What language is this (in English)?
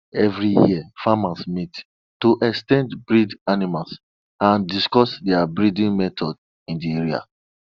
Nigerian Pidgin